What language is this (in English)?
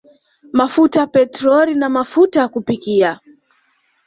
Swahili